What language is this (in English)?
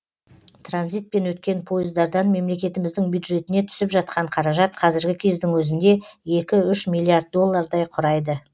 Kazakh